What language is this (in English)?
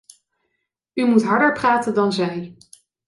Dutch